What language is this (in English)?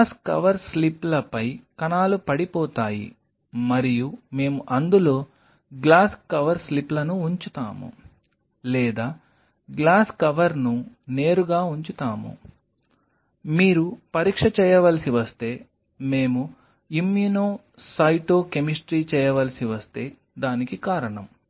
Telugu